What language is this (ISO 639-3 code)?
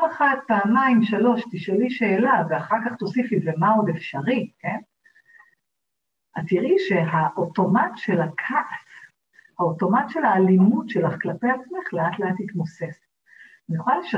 heb